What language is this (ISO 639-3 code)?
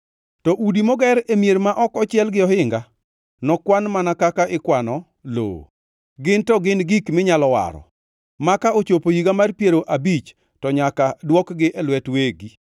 luo